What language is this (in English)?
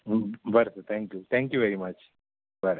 Konkani